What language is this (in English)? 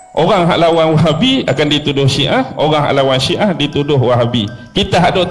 Malay